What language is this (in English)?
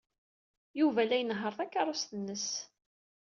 Kabyle